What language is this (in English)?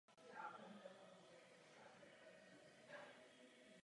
Czech